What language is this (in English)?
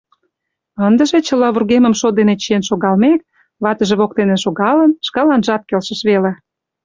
Mari